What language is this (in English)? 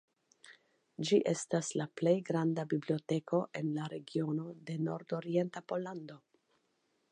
Esperanto